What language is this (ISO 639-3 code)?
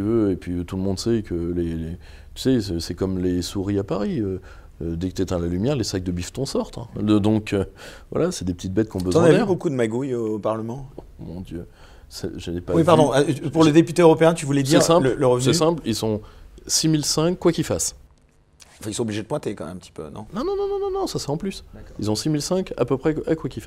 fra